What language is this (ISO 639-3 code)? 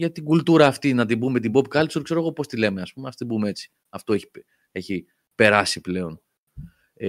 ell